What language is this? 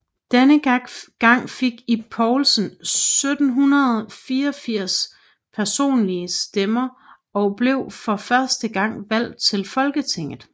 Danish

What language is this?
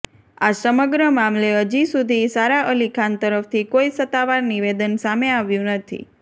Gujarati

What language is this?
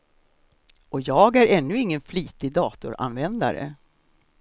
Swedish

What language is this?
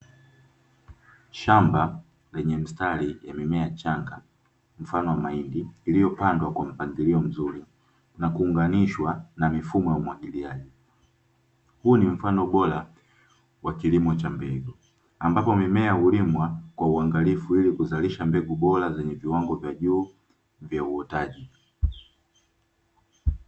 Swahili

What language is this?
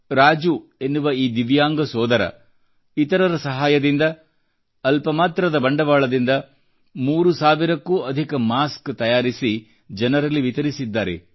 Kannada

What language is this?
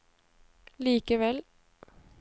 Norwegian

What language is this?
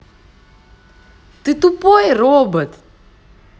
Russian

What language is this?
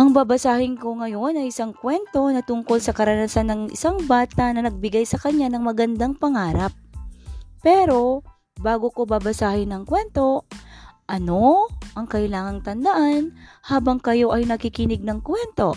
Filipino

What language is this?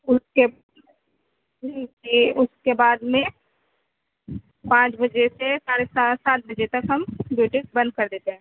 Urdu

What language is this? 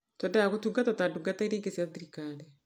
Kikuyu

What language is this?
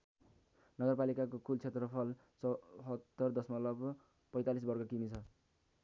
Nepali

